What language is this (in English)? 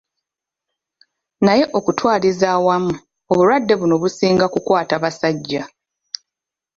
Ganda